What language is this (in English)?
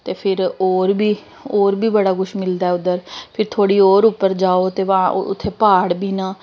Dogri